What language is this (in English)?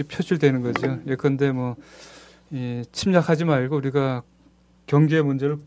Korean